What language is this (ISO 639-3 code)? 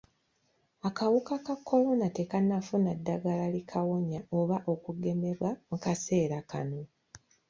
lug